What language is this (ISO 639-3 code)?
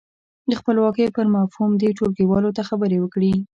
pus